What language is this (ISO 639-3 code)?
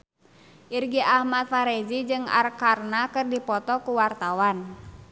sun